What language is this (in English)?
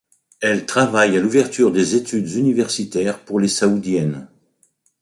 French